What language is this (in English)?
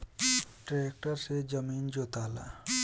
Bhojpuri